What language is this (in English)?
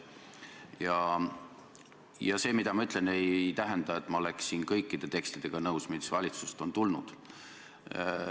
Estonian